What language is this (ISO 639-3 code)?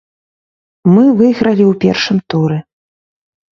bel